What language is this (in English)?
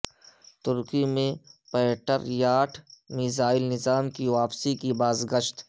Urdu